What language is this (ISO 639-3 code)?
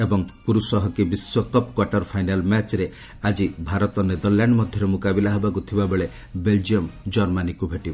ori